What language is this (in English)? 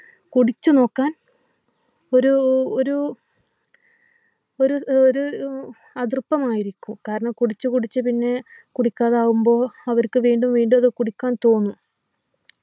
Malayalam